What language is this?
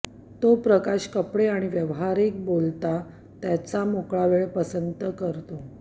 Marathi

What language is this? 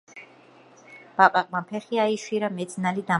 Georgian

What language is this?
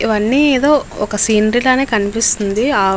Telugu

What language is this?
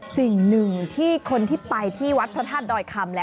Thai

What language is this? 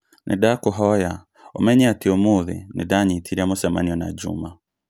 Kikuyu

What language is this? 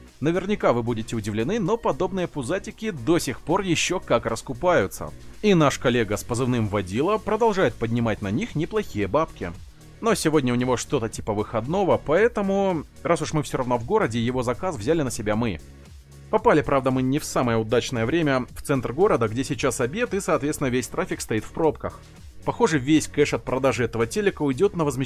Russian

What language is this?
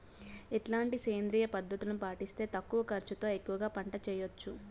Telugu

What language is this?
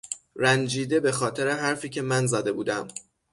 Persian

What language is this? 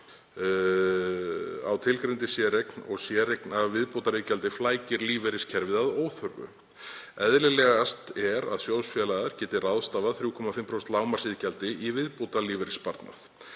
Icelandic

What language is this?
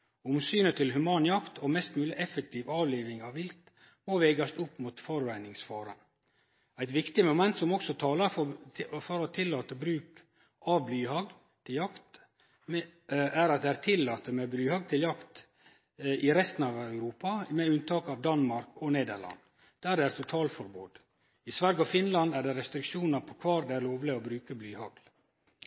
Norwegian Nynorsk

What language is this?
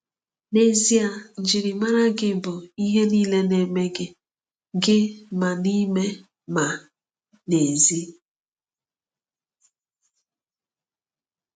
Igbo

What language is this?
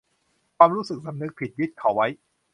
Thai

